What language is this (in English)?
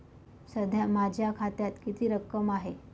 Marathi